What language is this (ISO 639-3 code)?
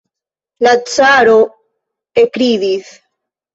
epo